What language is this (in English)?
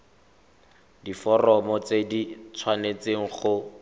Tswana